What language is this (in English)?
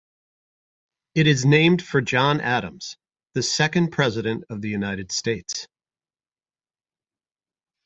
English